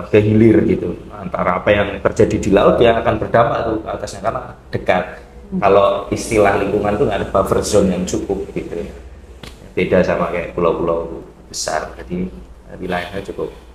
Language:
Indonesian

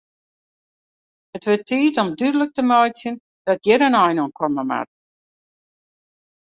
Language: Western Frisian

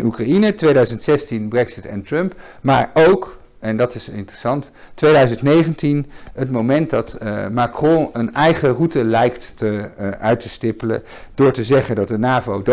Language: Dutch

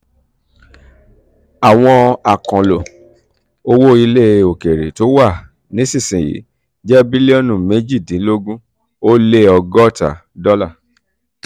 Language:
Yoruba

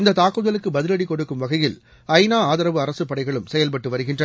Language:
Tamil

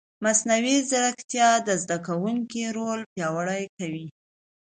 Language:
Pashto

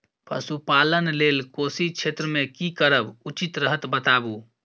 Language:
Maithili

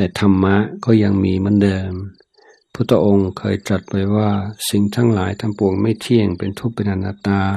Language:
Thai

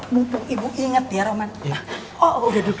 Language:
Indonesian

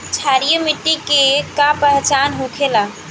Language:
Bhojpuri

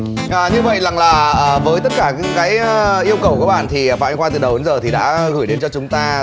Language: Vietnamese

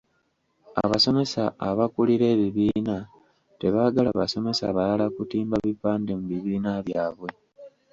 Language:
Ganda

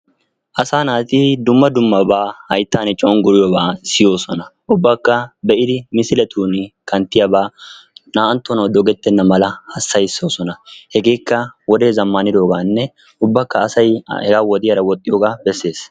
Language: Wolaytta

